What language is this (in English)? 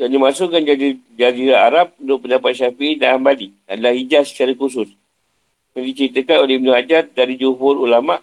Malay